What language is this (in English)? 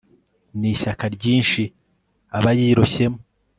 Kinyarwanda